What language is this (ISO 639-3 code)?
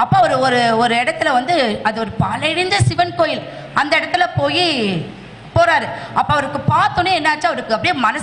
tam